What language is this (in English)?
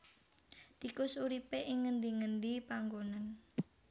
Javanese